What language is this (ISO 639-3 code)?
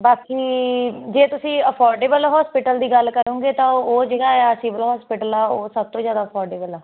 pan